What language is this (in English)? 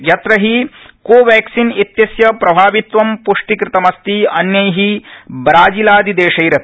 Sanskrit